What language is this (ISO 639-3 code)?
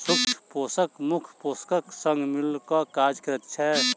mai